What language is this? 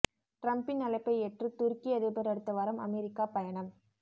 Tamil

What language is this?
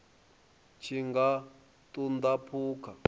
Venda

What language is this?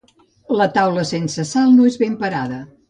Catalan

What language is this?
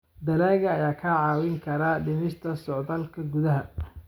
Somali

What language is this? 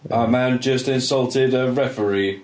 English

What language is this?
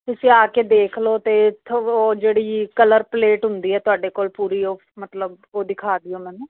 Punjabi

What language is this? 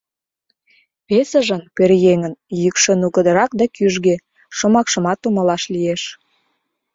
Mari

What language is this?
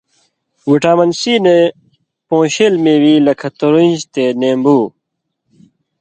Indus Kohistani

